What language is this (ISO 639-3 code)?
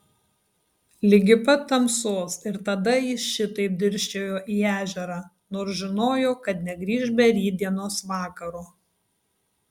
lit